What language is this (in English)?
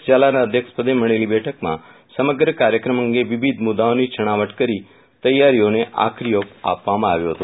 Gujarati